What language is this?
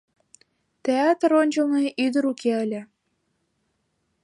Mari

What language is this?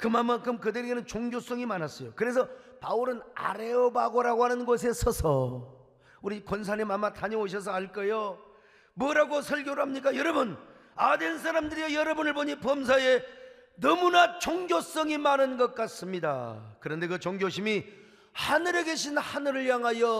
Korean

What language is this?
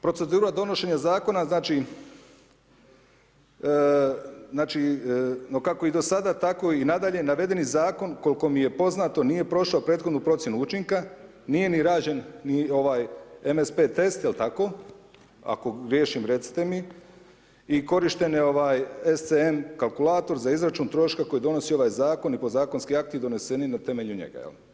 Croatian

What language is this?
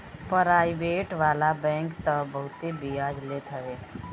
Bhojpuri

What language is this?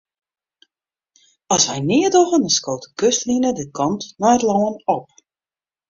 Western Frisian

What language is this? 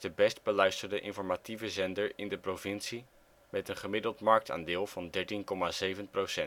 Dutch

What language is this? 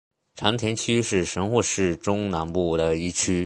Chinese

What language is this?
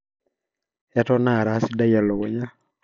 Masai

